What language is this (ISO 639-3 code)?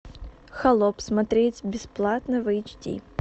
rus